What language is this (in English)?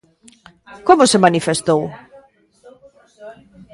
Galician